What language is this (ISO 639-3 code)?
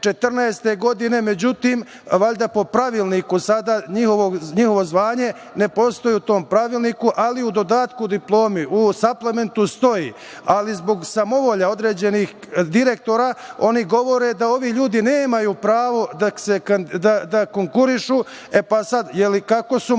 srp